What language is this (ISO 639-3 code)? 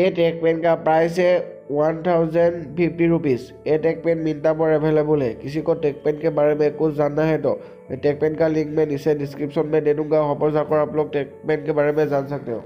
hin